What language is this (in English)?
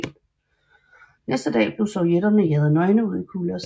Danish